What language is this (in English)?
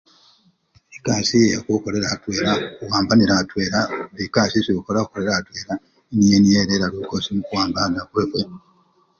Luyia